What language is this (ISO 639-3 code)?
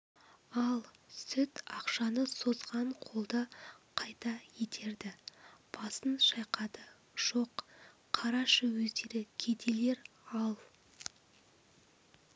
kaz